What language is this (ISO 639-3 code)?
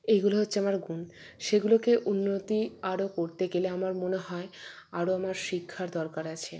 ben